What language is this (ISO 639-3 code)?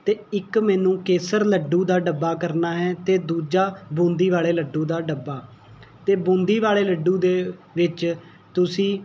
pan